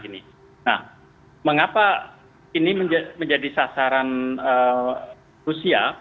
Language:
Indonesian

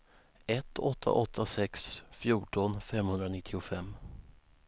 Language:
Swedish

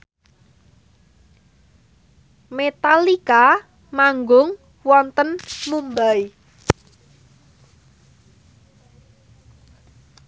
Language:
Javanese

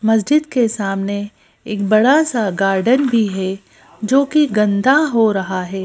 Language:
Hindi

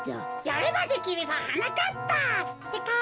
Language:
Japanese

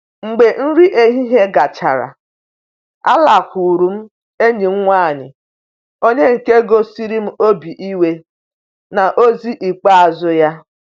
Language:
Igbo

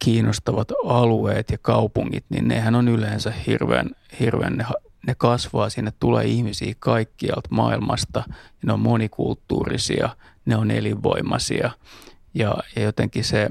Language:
Finnish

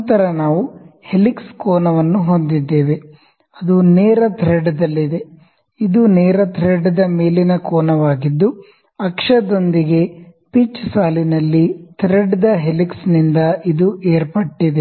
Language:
Kannada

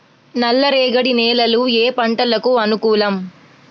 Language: Telugu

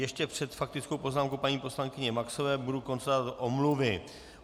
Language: Czech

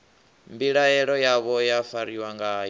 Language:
Venda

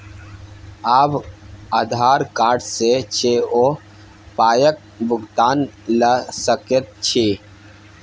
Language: Maithili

